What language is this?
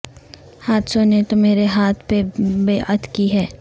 Urdu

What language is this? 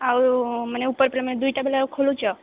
Odia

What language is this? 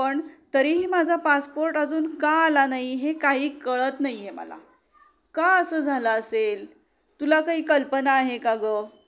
Marathi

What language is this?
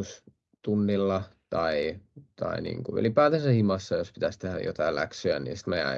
Finnish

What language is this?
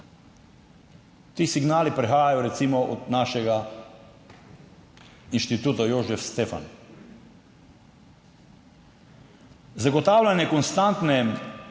Slovenian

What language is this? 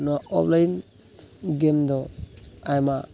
Santali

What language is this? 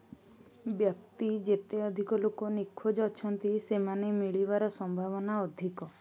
Odia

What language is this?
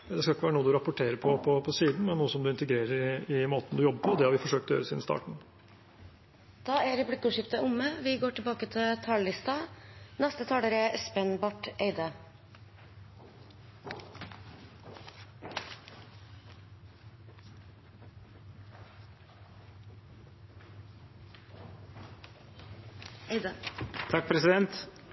Norwegian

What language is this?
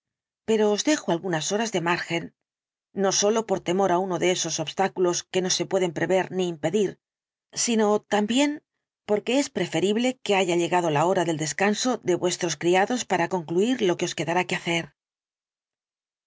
Spanish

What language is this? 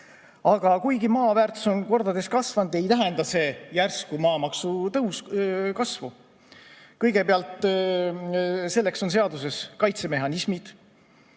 Estonian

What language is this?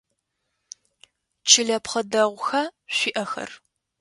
Adyghe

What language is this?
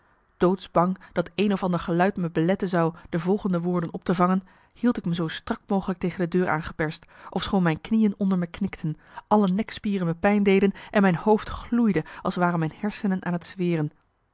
Dutch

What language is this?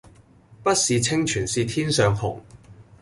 Cantonese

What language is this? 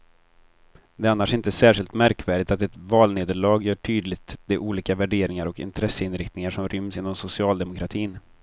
Swedish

